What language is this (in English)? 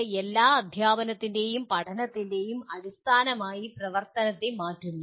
Malayalam